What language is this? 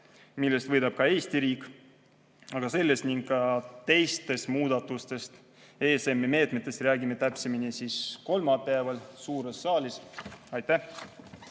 Estonian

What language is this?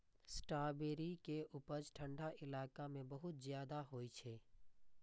Maithili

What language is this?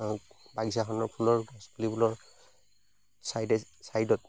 Assamese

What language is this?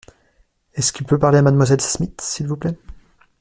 French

